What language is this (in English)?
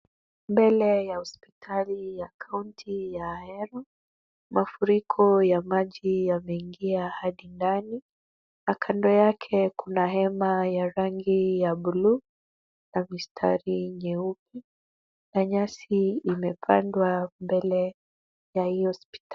Swahili